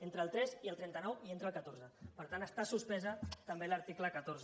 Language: Catalan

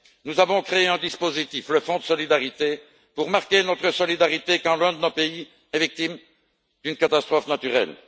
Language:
French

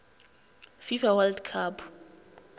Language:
Northern Sotho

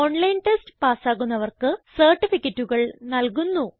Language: Malayalam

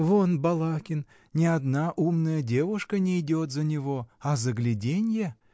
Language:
Russian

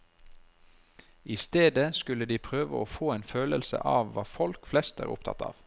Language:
Norwegian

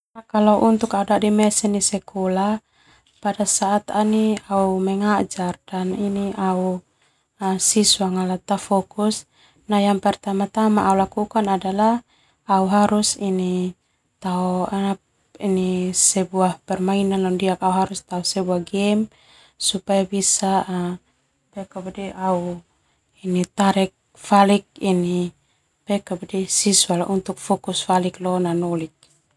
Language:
Termanu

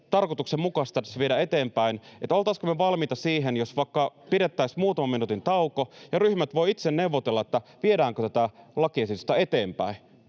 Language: Finnish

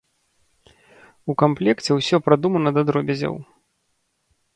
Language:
Belarusian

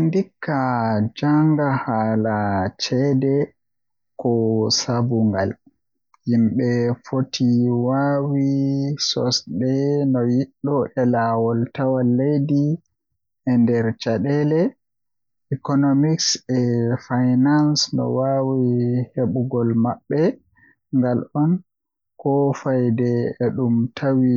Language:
Western Niger Fulfulde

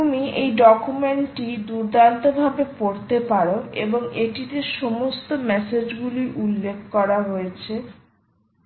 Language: Bangla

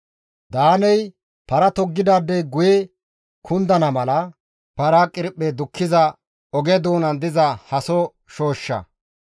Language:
Gamo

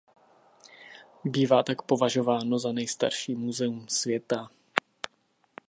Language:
Czech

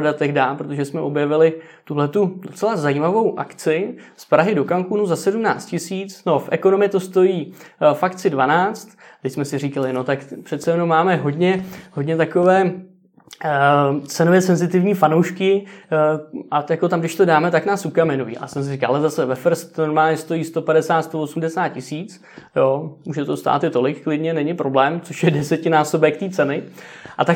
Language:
Czech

